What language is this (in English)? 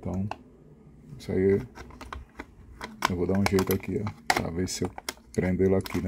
Portuguese